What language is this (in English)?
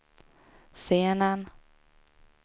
Swedish